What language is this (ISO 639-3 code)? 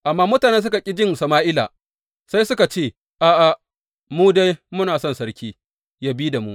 hau